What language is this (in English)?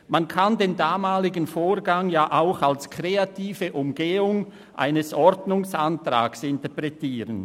Swiss German